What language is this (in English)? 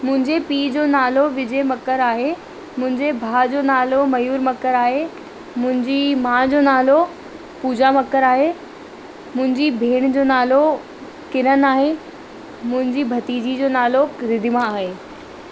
Sindhi